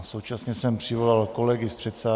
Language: Czech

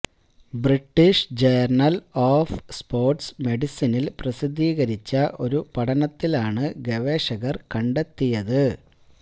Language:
Malayalam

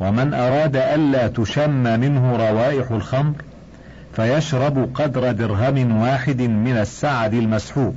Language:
Arabic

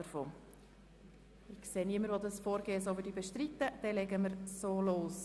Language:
Swiss German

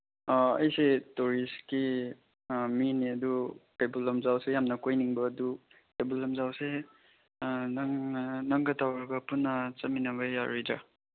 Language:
Manipuri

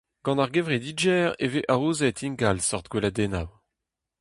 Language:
Breton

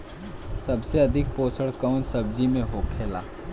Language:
Bhojpuri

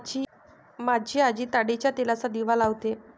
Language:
Marathi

